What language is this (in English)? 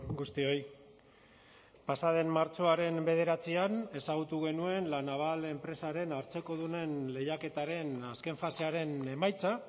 Basque